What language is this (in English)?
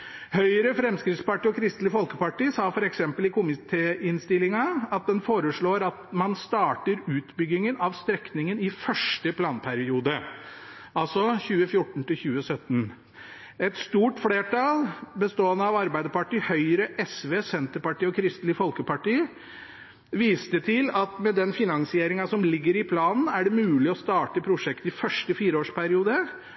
Norwegian Bokmål